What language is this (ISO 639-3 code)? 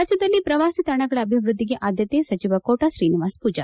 kan